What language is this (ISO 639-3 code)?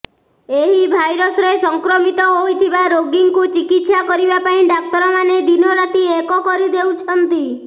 ori